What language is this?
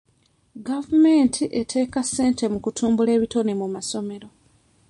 Ganda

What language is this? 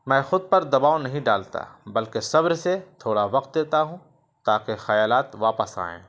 Urdu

